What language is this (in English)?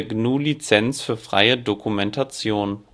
German